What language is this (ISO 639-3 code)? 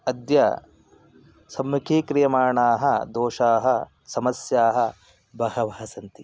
san